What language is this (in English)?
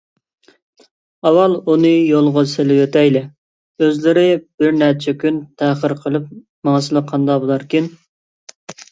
Uyghur